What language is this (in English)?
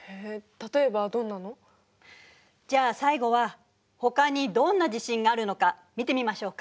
Japanese